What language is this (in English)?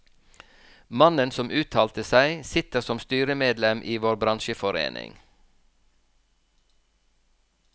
Norwegian